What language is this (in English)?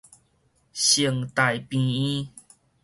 Min Nan Chinese